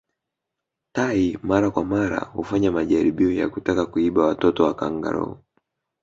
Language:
Swahili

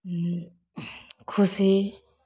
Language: Maithili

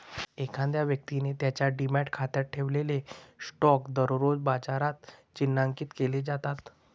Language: Marathi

